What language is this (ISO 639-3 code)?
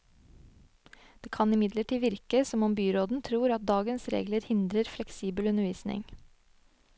nor